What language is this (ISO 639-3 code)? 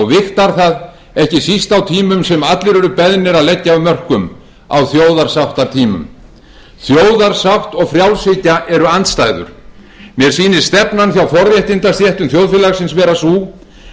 isl